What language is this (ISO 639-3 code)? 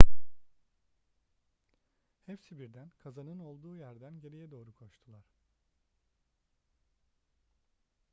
tur